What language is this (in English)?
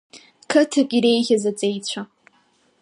Abkhazian